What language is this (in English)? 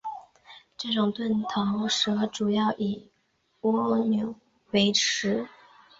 Chinese